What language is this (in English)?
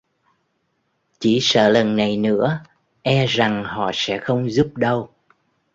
Vietnamese